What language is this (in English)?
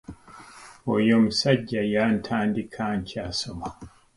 Ganda